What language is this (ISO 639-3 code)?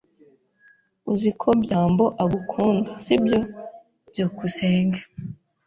kin